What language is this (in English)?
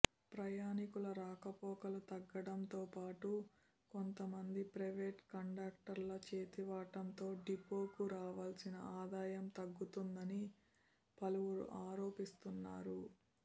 Telugu